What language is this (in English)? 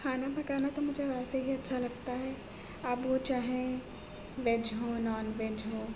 Urdu